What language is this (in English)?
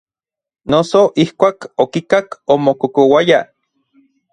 Orizaba Nahuatl